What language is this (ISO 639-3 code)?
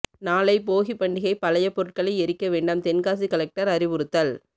tam